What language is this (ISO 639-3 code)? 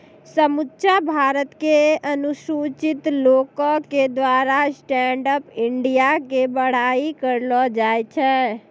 mai